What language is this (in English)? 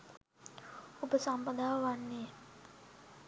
Sinhala